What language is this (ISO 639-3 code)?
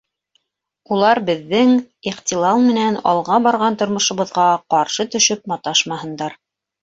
bak